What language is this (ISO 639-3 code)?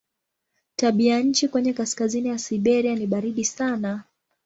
swa